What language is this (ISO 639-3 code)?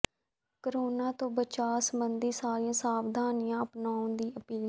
pan